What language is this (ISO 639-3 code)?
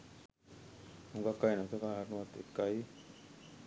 sin